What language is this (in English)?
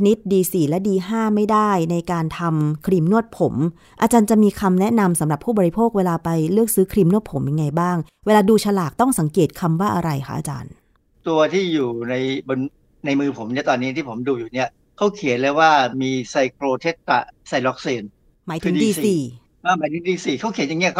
Thai